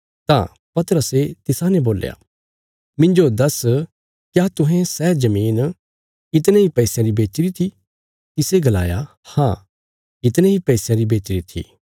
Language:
Bilaspuri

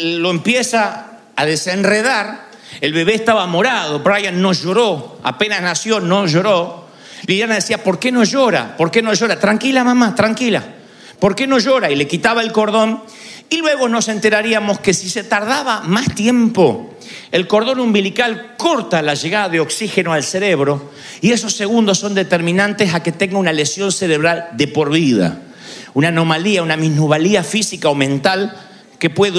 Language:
Spanish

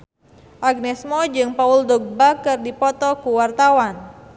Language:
Sundanese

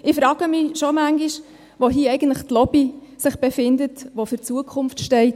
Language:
Swiss German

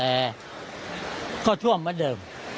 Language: Thai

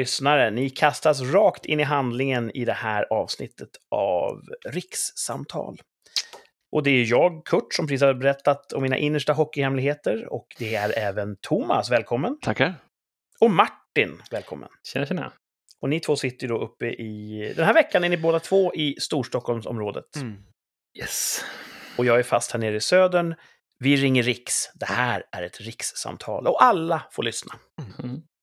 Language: Swedish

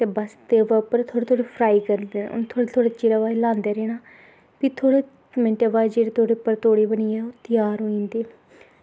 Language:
Dogri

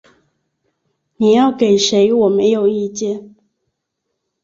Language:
Chinese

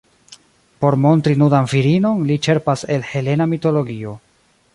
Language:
Esperanto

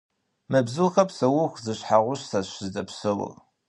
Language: Kabardian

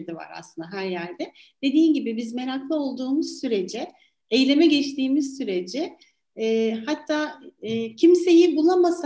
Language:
Turkish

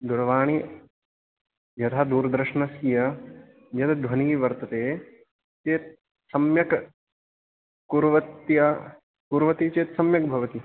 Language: Sanskrit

